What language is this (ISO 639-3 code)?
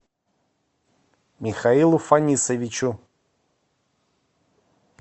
rus